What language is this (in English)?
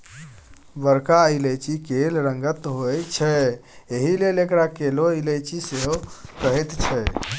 Maithili